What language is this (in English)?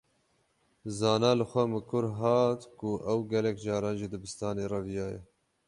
Kurdish